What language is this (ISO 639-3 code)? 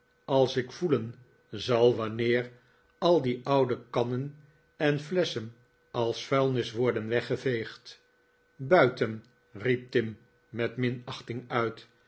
nld